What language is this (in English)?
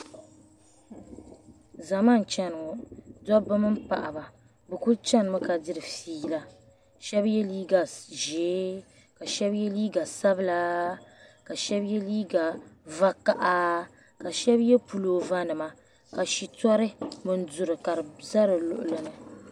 Dagbani